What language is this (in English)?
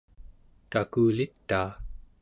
Central Yupik